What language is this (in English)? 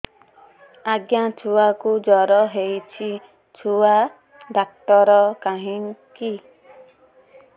Odia